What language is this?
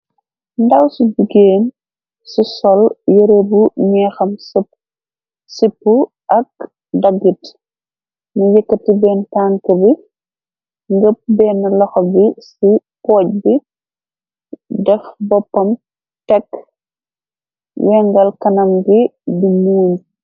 Wolof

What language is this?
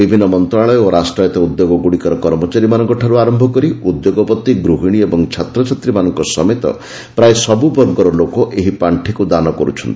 Odia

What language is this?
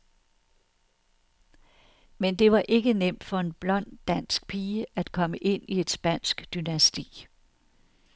Danish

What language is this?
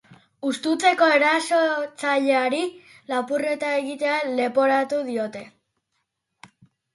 Basque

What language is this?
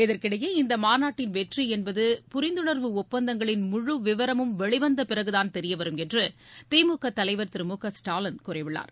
Tamil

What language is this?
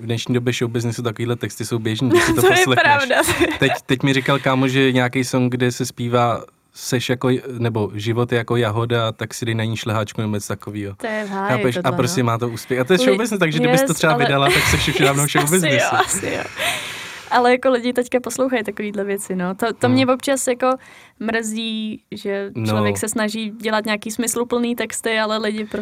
Czech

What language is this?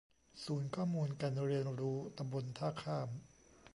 Thai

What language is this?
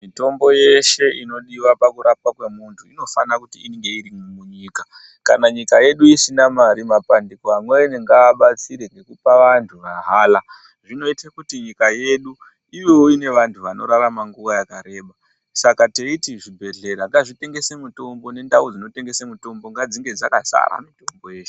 Ndau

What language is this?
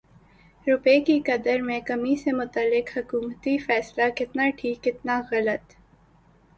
Urdu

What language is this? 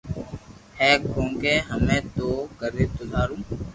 Loarki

